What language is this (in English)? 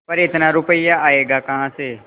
Hindi